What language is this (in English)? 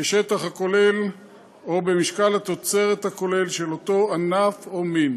Hebrew